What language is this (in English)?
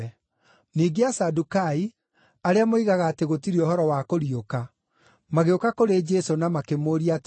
Kikuyu